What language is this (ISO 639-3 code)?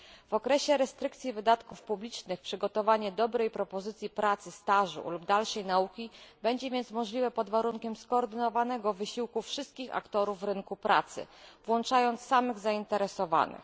pol